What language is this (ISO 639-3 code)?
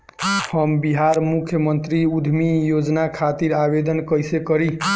bho